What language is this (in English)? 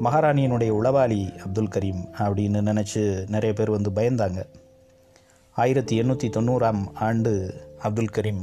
Tamil